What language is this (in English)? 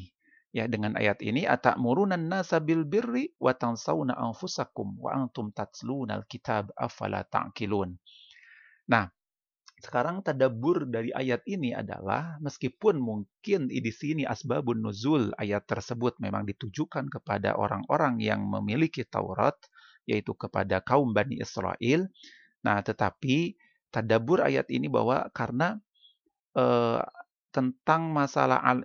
Indonesian